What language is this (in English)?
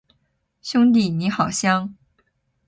Chinese